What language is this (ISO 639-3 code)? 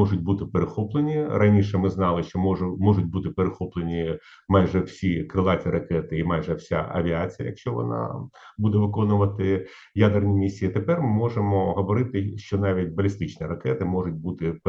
ukr